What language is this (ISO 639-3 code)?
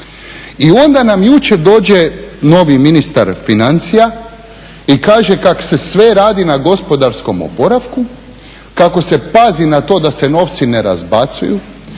hrv